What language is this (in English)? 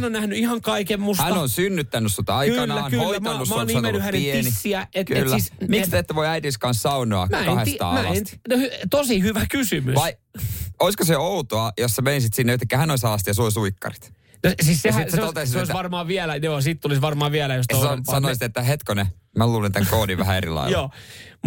Finnish